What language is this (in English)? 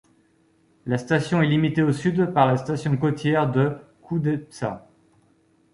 French